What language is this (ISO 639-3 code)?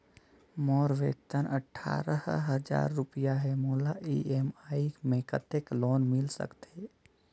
hne